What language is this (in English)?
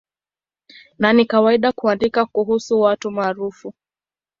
Swahili